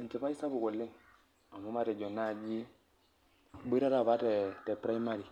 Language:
Masai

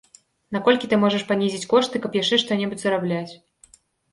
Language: Belarusian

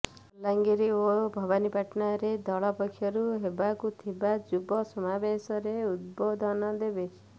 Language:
Odia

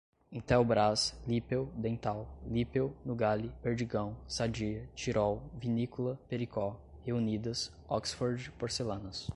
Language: Portuguese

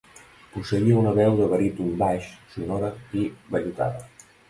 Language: Catalan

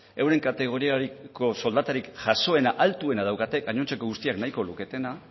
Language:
Basque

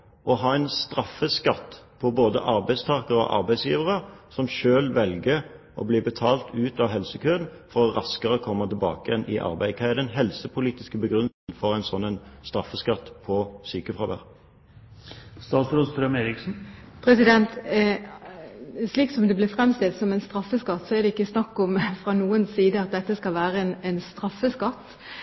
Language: Norwegian Bokmål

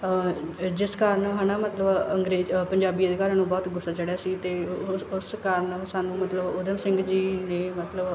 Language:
Punjabi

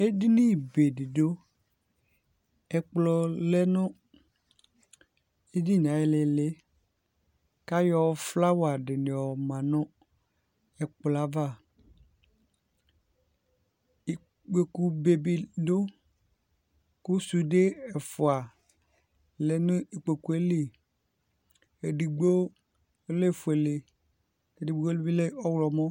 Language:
Ikposo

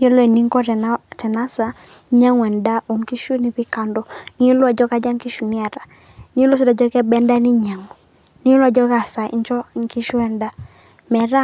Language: Masai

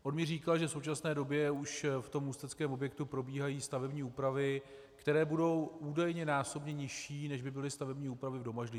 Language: Czech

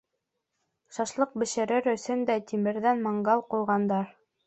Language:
Bashkir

